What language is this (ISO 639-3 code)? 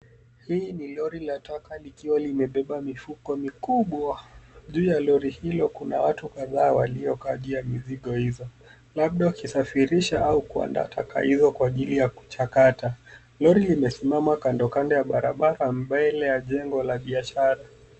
swa